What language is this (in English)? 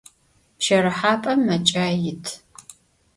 Adyghe